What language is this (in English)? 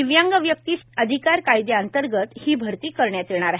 Marathi